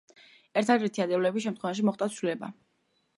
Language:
Georgian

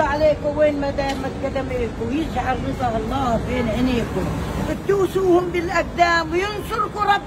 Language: Arabic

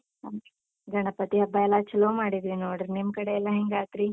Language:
Kannada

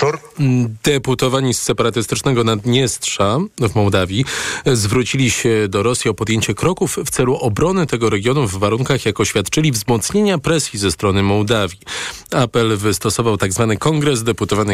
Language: Polish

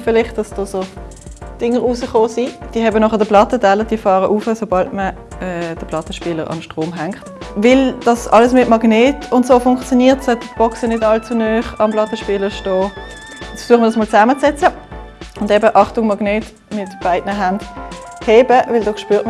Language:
German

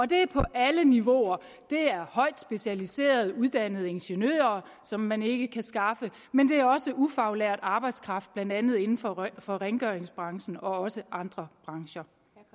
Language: Danish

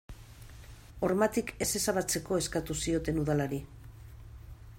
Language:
Basque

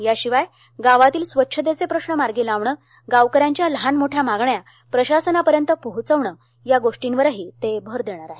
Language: Marathi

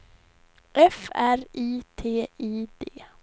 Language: Swedish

